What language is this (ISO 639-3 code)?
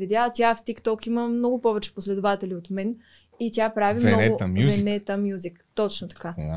bul